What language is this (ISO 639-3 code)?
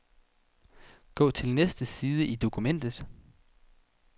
dan